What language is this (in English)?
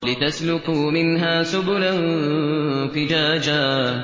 Arabic